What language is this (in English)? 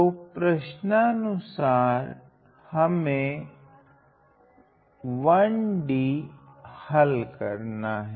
Hindi